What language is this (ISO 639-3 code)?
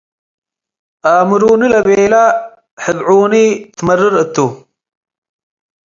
tig